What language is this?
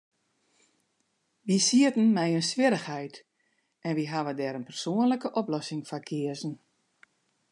Western Frisian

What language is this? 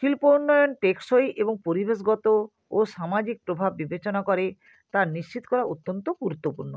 Bangla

